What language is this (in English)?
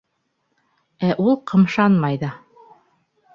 Bashkir